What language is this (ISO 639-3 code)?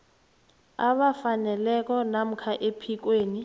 nbl